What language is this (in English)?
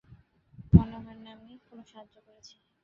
Bangla